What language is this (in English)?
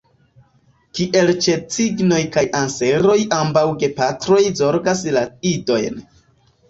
Esperanto